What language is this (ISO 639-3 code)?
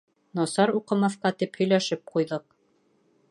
bak